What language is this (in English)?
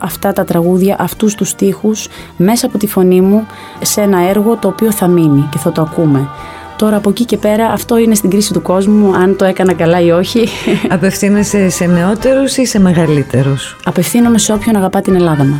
Greek